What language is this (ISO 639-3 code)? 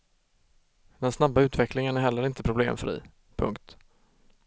swe